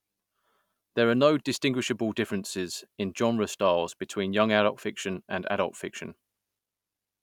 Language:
English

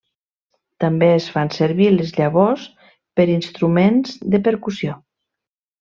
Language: Catalan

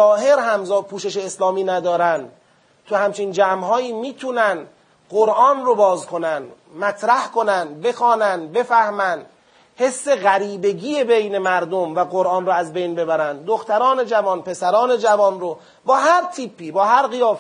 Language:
Persian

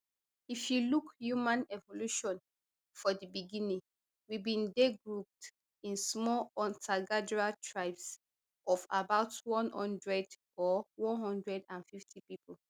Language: Nigerian Pidgin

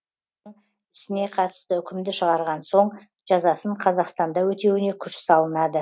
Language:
Kazakh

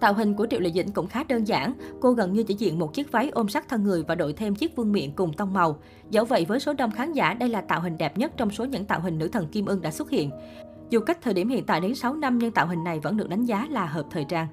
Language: Vietnamese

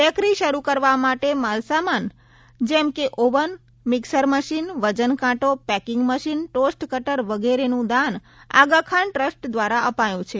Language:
Gujarati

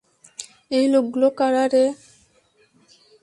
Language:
Bangla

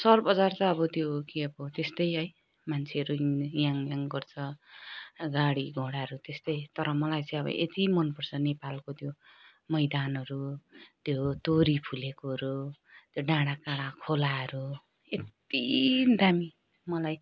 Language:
Nepali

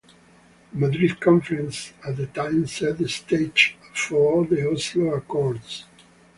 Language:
English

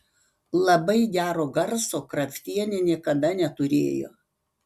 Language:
Lithuanian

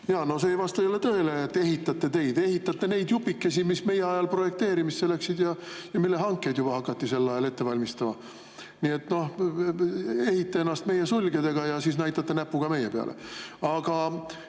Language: Estonian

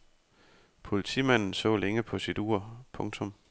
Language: Danish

